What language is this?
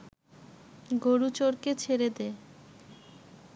Bangla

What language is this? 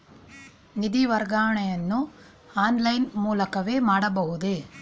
Kannada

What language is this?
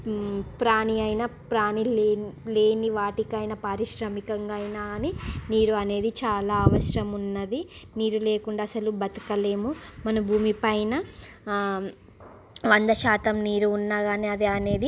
Telugu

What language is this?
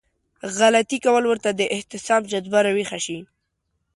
Pashto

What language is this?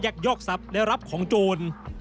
Thai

